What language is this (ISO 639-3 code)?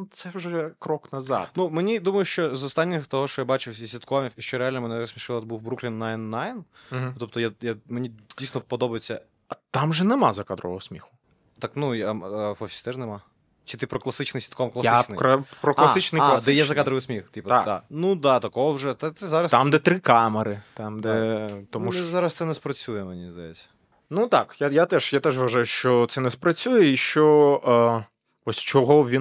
ukr